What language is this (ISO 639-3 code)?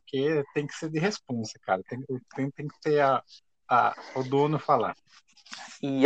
por